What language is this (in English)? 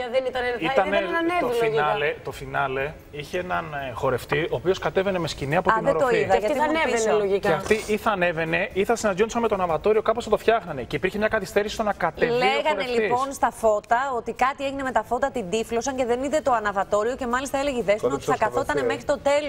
Greek